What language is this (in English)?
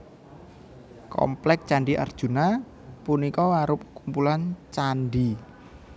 Javanese